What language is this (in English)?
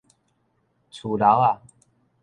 Min Nan Chinese